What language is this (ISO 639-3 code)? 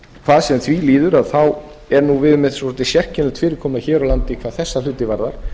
isl